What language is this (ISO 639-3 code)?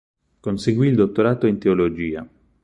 ita